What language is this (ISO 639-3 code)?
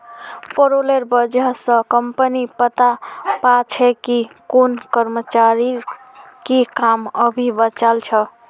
mag